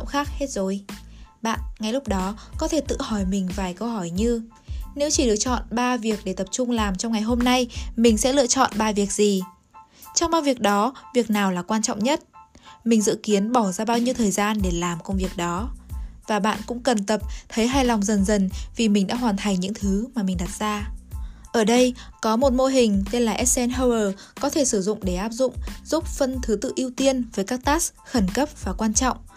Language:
Vietnamese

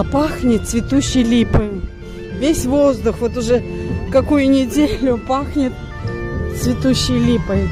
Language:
Russian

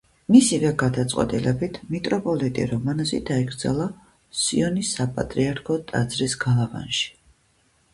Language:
Georgian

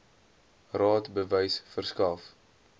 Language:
Afrikaans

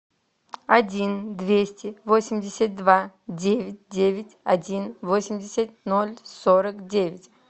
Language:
Russian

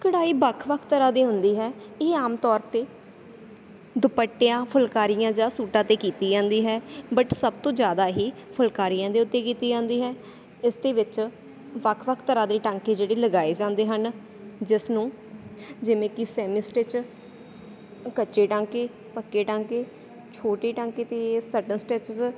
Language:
Punjabi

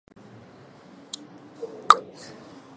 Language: Chinese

